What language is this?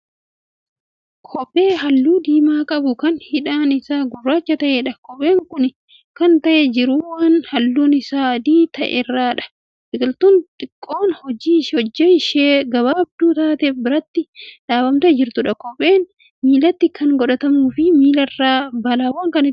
Oromo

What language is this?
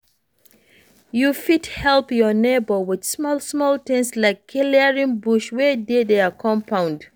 Nigerian Pidgin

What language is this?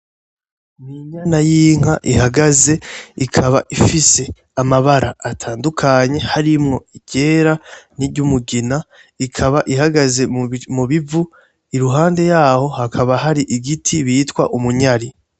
Rundi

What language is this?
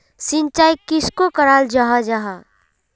Magahi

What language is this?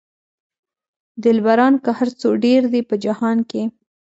Pashto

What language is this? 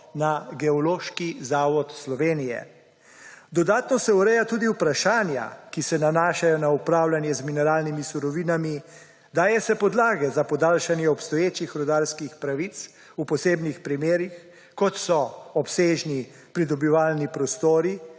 Slovenian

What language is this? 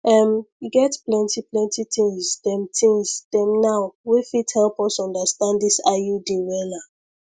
Nigerian Pidgin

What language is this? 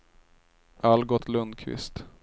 Swedish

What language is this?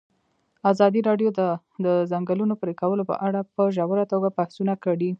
Pashto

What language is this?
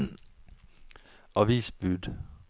Norwegian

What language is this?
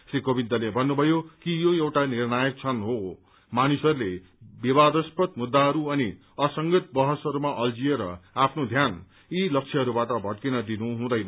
Nepali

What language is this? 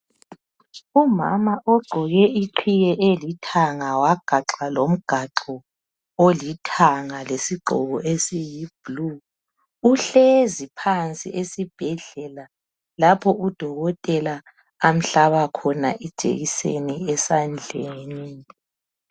North Ndebele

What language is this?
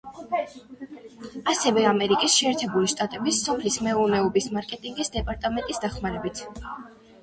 Georgian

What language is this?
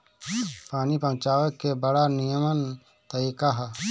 Bhojpuri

